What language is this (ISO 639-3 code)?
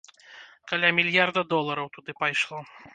bel